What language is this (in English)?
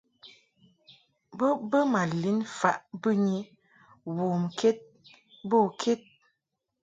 Mungaka